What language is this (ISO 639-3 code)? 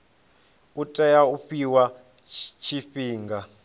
ven